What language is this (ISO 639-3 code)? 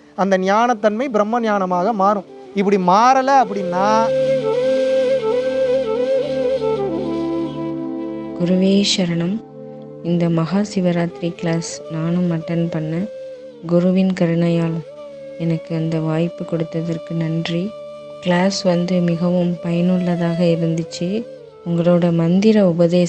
tam